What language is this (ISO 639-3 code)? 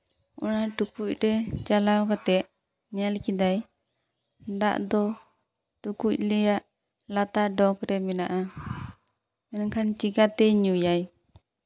sat